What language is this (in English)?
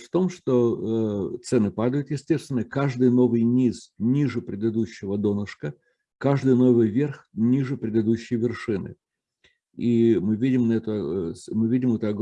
Russian